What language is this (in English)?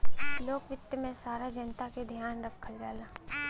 Bhojpuri